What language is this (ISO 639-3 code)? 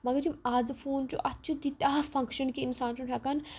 kas